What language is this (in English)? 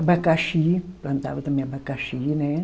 Portuguese